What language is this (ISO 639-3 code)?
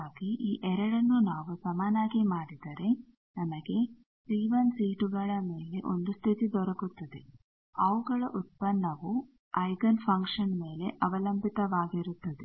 kan